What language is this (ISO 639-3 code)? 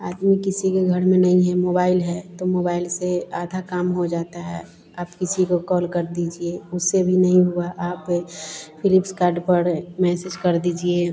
hin